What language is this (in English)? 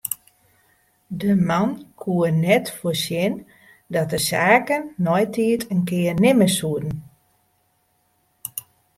Western Frisian